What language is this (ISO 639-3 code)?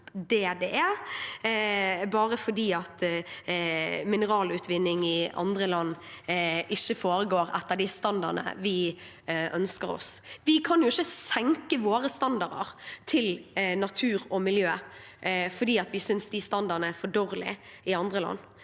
nor